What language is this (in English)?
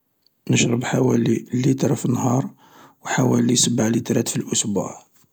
Algerian Arabic